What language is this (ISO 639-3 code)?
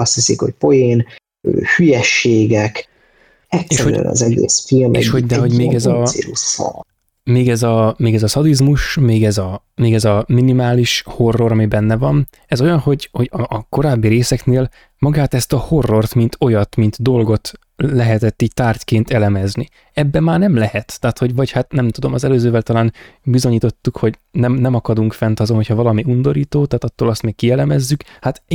hun